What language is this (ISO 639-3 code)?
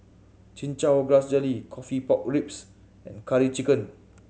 eng